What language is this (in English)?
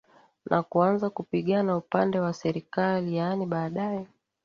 Swahili